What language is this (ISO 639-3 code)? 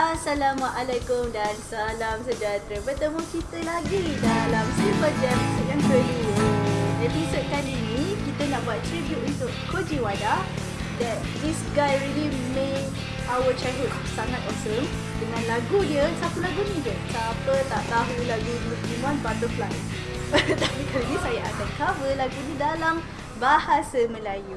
msa